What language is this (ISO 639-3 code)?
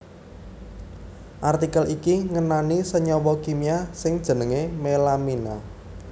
jav